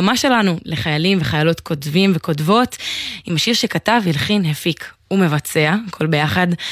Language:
Hebrew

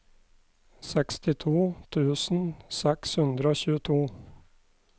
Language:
Norwegian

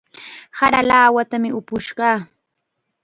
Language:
Chiquián Ancash Quechua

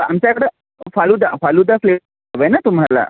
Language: Marathi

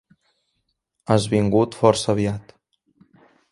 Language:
Catalan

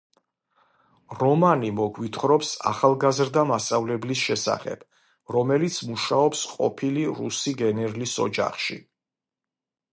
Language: Georgian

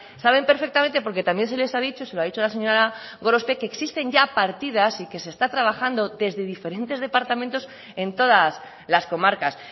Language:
Spanish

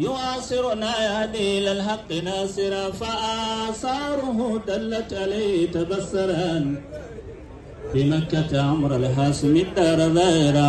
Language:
Arabic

